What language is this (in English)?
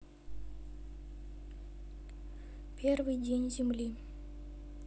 Russian